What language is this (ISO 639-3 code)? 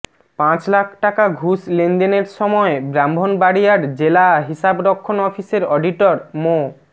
ben